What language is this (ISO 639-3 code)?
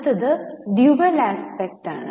mal